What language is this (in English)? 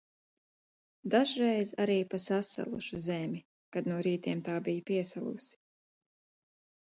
Latvian